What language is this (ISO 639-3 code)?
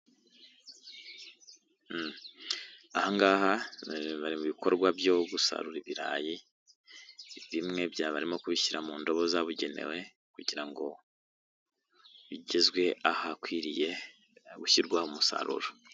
kin